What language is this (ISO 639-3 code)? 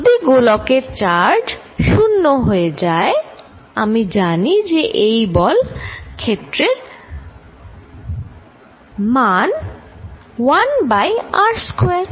ben